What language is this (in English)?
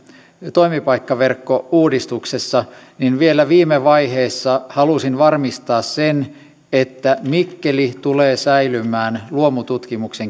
Finnish